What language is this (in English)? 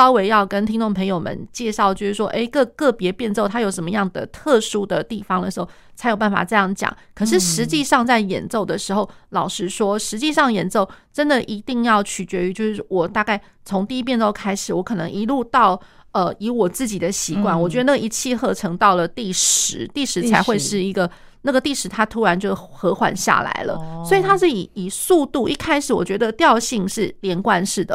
Chinese